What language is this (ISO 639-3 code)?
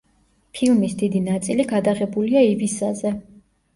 kat